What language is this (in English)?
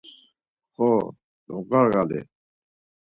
Laz